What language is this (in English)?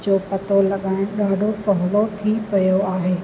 Sindhi